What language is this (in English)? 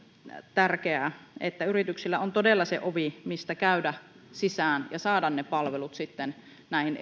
Finnish